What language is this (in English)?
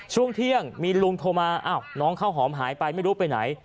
Thai